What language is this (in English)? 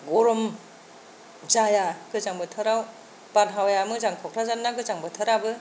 Bodo